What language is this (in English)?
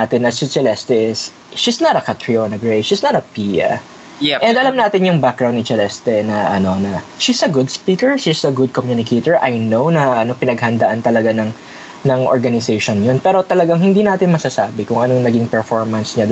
Filipino